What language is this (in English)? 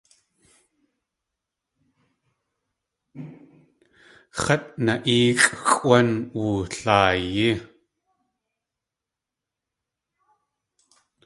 Tlingit